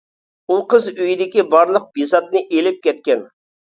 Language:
Uyghur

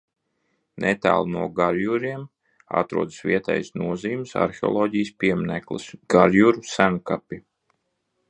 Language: Latvian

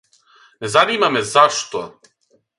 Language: Serbian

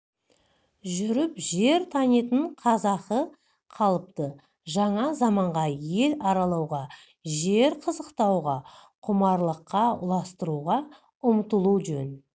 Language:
Kazakh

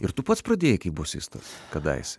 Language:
Lithuanian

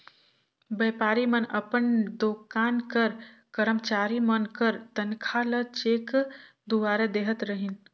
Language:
Chhattisgarhi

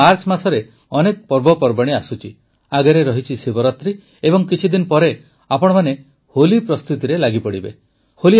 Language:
Odia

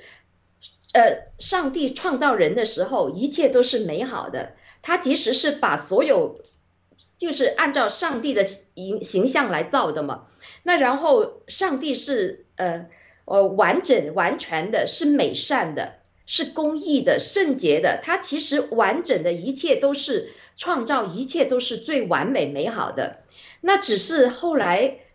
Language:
Chinese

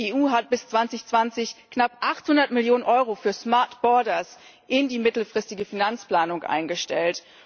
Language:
German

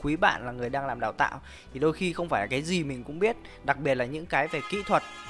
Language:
Vietnamese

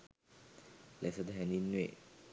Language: Sinhala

